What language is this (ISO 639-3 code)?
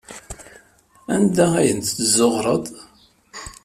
kab